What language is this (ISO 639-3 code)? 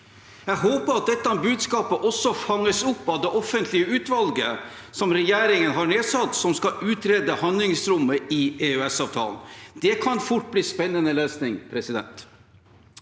nor